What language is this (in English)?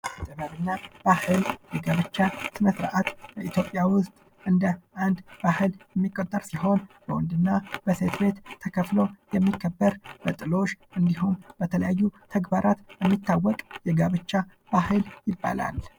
Amharic